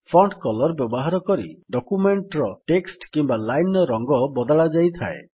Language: Odia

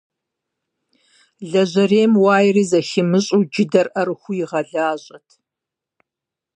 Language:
Kabardian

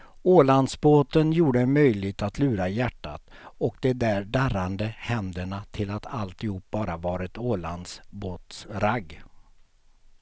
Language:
Swedish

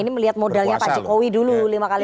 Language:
Indonesian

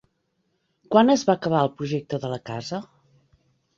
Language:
Catalan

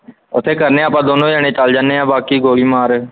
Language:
Punjabi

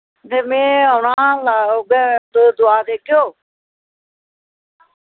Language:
Dogri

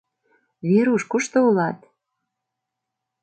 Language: Mari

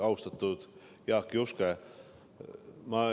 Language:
Estonian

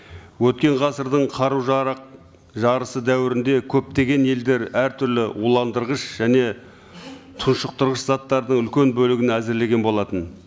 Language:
Kazakh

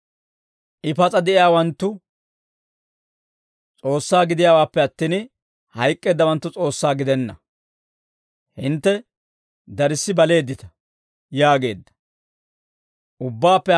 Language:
Dawro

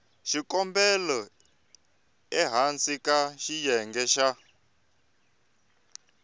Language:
Tsonga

